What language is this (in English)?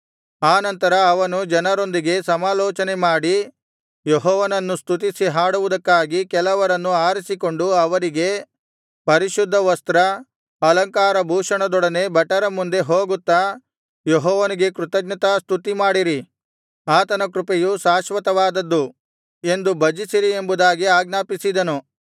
Kannada